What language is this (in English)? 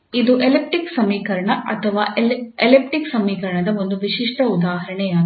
Kannada